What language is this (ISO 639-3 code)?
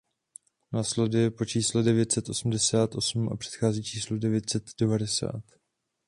ces